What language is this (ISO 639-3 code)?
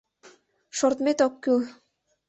chm